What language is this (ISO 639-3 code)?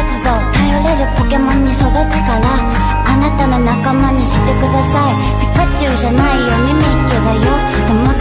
jpn